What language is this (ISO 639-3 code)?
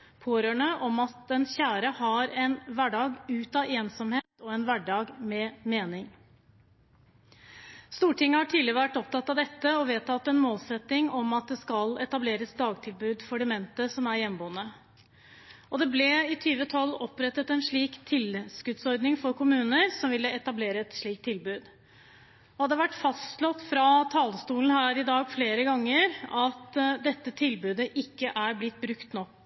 nob